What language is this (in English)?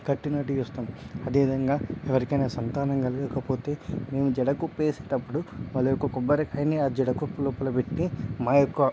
Telugu